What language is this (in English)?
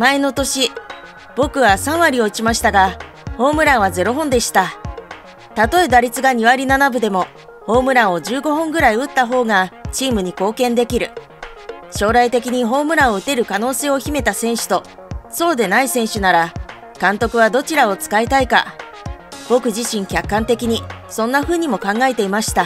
Japanese